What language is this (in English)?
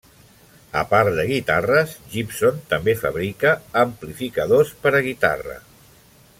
Catalan